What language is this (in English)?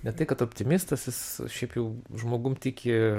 Lithuanian